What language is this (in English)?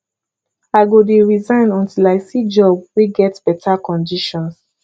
Nigerian Pidgin